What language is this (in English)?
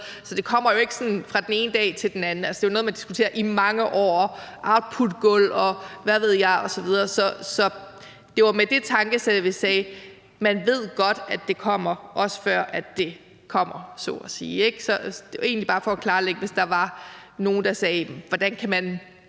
Danish